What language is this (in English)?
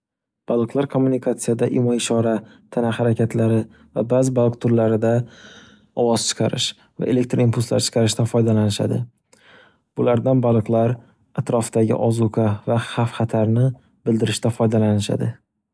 Uzbek